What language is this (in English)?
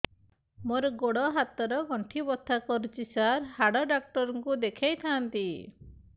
Odia